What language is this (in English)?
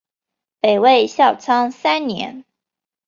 Chinese